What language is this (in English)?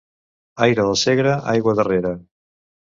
Catalan